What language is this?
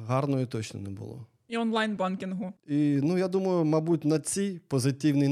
Ukrainian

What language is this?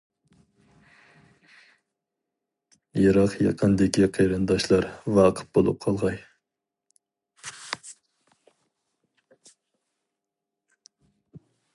Uyghur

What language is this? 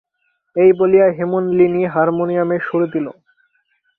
Bangla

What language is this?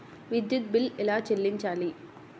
Telugu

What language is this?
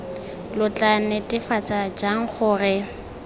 Tswana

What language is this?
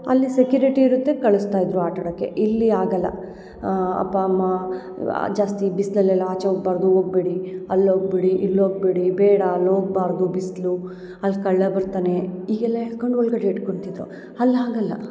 Kannada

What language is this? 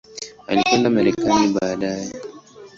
Swahili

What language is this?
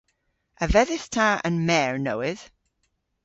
Cornish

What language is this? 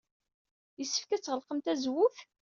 Kabyle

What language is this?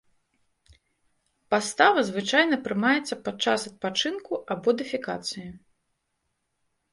Belarusian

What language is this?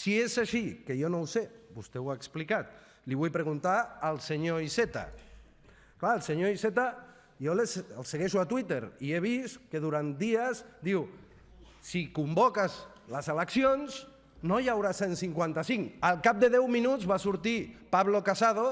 Catalan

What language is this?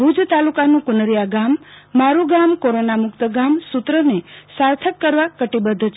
Gujarati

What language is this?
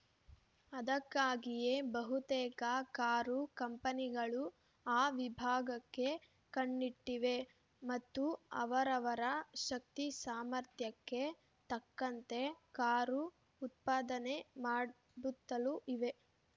Kannada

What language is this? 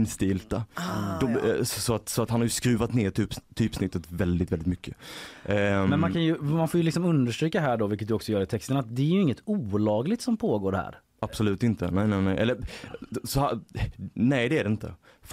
Swedish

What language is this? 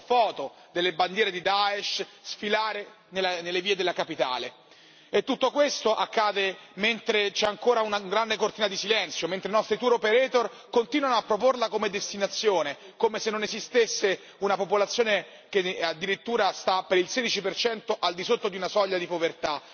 Italian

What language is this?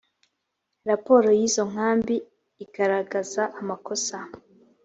Kinyarwanda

